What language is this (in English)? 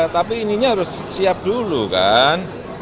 Indonesian